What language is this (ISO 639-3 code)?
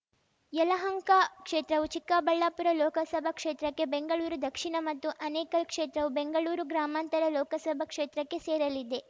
kan